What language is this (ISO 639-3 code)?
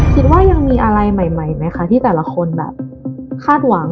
tha